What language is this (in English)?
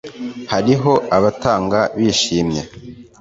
Kinyarwanda